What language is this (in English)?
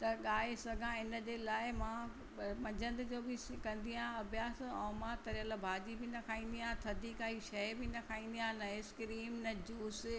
Sindhi